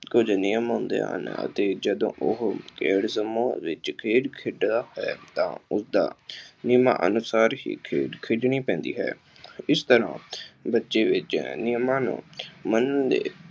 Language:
Punjabi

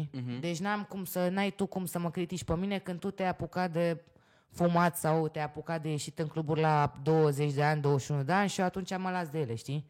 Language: Romanian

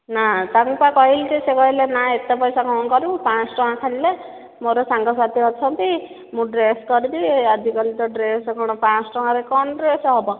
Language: Odia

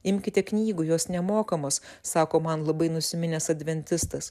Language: Lithuanian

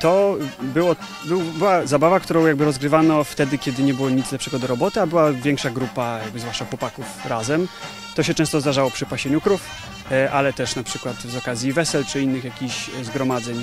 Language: Polish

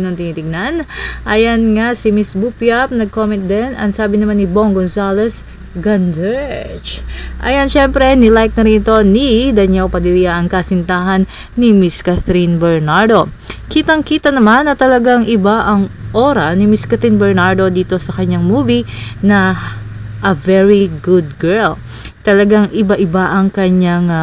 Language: Filipino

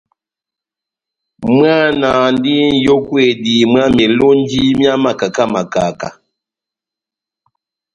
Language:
Batanga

